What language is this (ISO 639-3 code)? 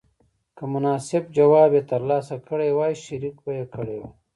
pus